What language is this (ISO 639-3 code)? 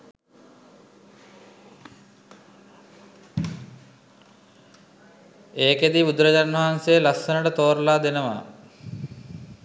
sin